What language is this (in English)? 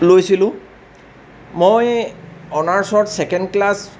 Assamese